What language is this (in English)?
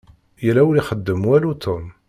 Kabyle